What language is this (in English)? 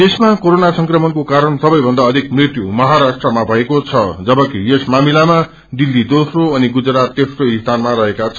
Nepali